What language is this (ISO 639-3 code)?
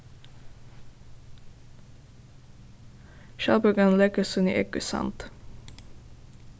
fao